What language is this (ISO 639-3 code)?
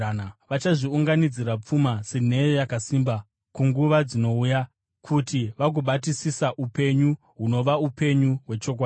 sna